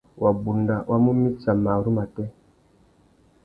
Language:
Tuki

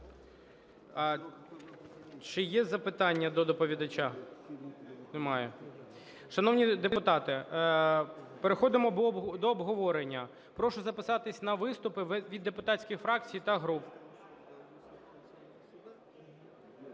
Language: Ukrainian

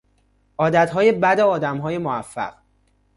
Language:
Persian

